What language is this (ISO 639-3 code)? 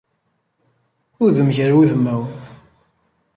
kab